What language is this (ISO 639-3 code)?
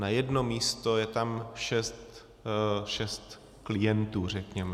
ces